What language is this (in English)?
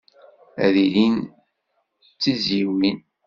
Kabyle